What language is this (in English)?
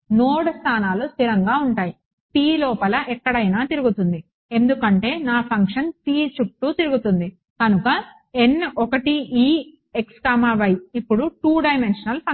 Telugu